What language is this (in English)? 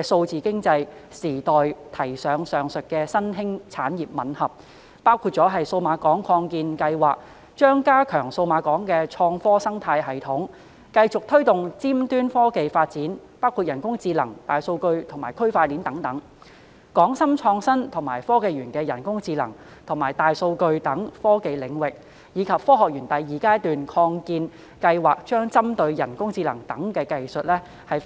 Cantonese